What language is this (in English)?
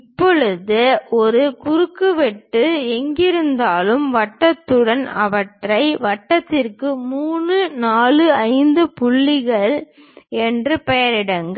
Tamil